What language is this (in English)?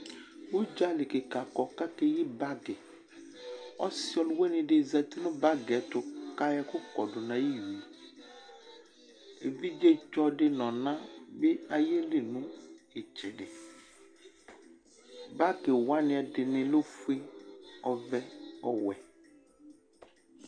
Ikposo